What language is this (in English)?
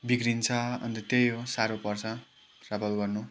Nepali